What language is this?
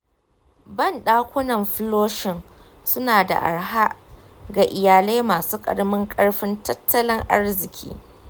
Hausa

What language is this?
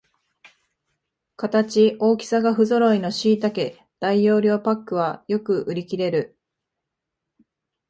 Japanese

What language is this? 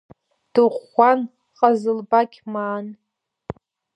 Abkhazian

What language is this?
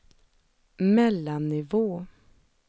Swedish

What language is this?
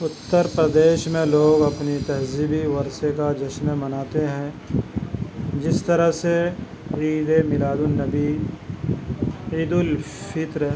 Urdu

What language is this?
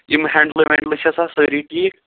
Kashmiri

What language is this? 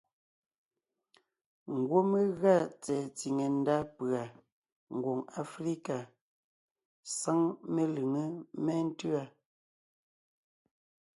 Ngiemboon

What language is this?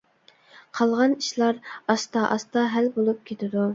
Uyghur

